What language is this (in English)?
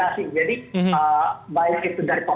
Indonesian